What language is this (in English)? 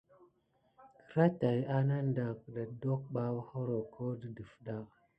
Gidar